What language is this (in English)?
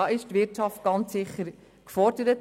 Swiss German